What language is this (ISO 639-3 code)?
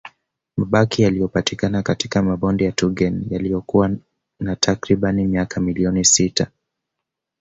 swa